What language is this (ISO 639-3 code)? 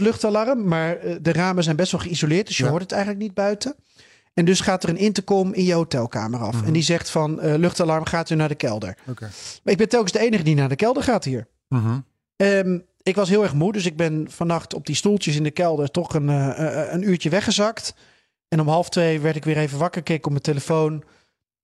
nld